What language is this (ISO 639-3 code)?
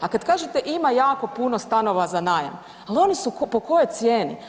hrv